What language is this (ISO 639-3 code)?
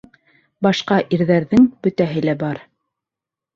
bak